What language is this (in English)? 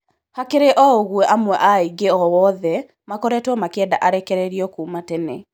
Kikuyu